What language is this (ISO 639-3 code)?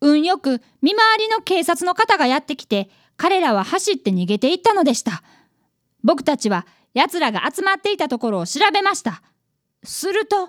jpn